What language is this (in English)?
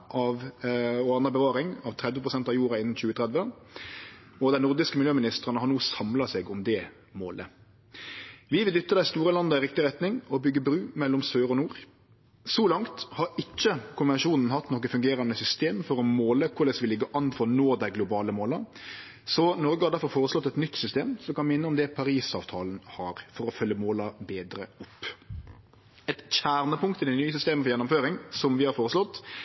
Norwegian Nynorsk